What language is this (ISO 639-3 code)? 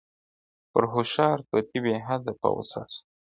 pus